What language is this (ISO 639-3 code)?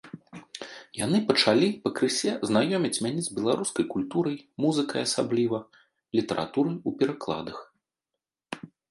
bel